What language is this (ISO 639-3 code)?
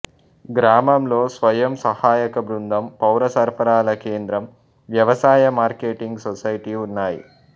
tel